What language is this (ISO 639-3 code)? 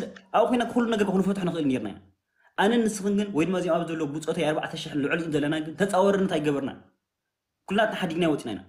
ara